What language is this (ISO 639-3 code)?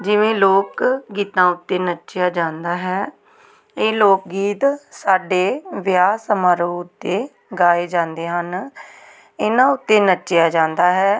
pan